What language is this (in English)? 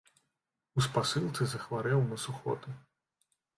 Belarusian